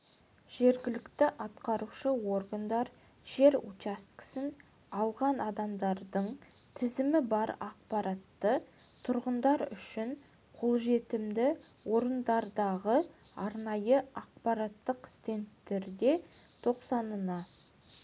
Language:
Kazakh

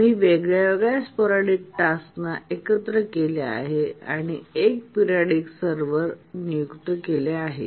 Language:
Marathi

